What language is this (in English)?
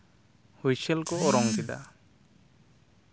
Santali